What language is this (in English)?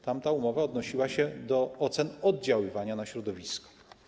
Polish